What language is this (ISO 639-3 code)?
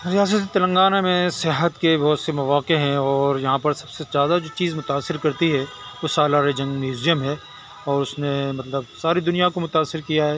urd